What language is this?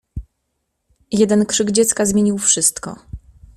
Polish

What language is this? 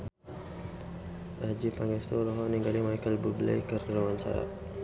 Sundanese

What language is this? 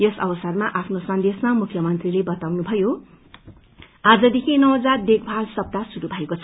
Nepali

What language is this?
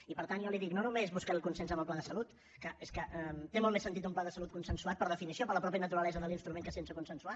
Catalan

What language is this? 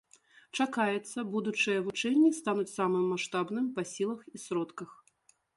Belarusian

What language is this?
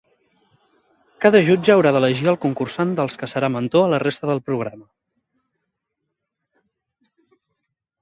Catalan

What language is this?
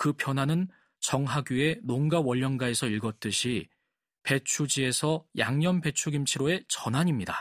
Korean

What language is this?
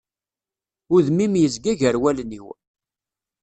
Kabyle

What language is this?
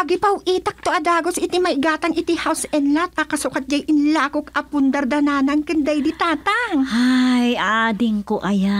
Filipino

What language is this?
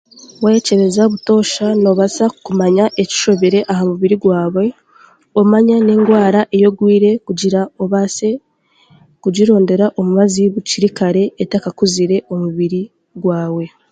Chiga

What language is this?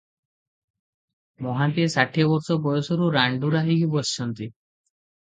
Odia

